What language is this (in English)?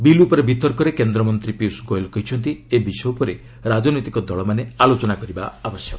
Odia